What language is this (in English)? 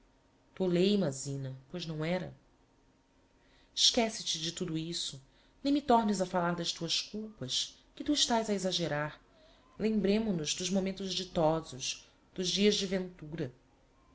Portuguese